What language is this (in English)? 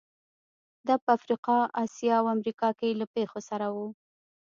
Pashto